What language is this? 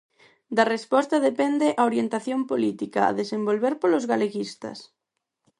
Galician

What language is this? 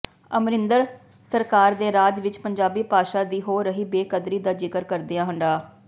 Punjabi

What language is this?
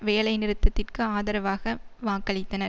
Tamil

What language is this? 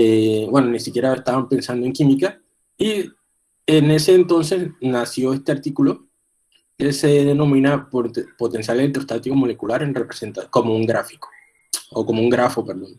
Spanish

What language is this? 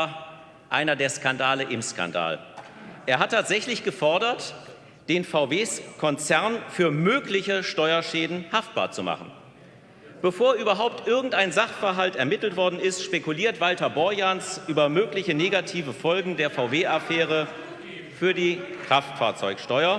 German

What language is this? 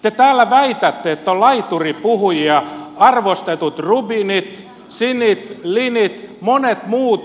Finnish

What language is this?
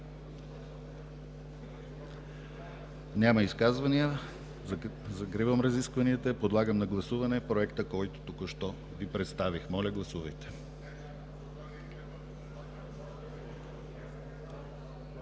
Bulgarian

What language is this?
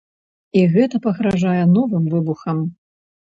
Belarusian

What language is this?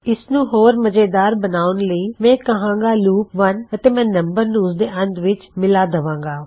Punjabi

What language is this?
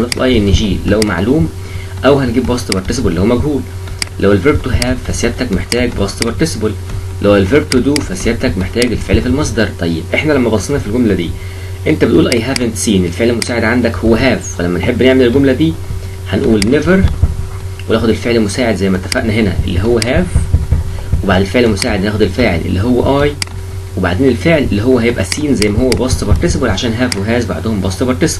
Arabic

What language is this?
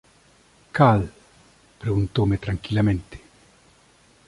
Galician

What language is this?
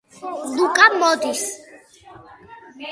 Georgian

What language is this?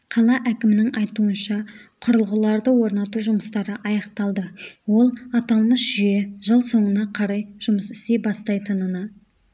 Kazakh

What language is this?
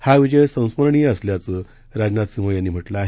Marathi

